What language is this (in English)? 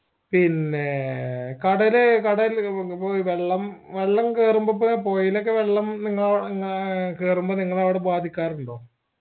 Malayalam